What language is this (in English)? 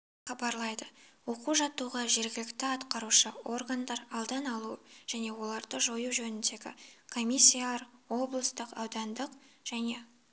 Kazakh